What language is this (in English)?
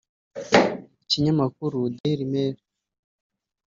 Kinyarwanda